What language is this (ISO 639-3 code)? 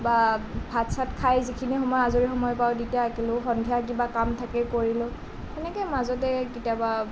asm